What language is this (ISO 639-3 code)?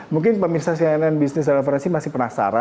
ind